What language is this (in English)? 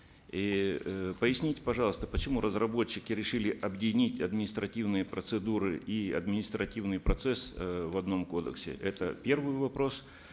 Kazakh